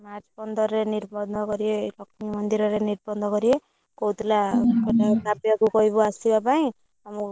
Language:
Odia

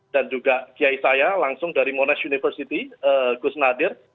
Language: Indonesian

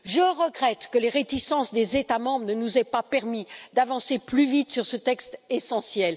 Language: French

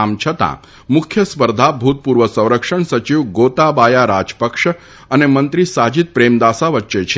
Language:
Gujarati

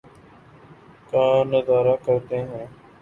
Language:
Urdu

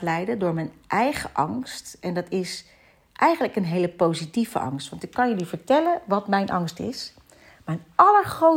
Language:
Dutch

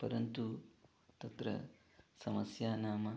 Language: Sanskrit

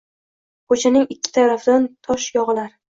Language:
Uzbek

